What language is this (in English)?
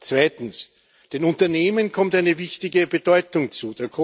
German